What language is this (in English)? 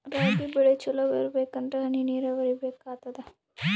Kannada